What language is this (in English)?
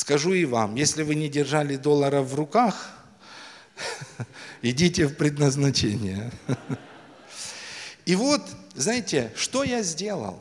Russian